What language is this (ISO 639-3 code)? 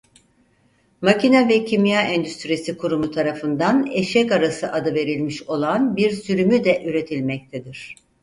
tur